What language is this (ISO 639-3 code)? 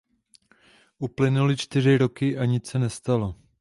ces